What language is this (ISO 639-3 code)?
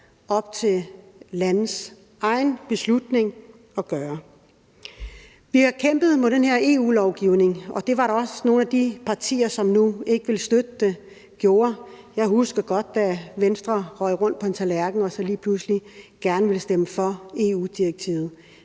dan